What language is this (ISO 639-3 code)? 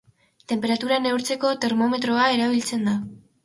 eus